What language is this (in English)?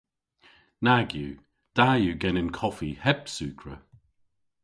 Cornish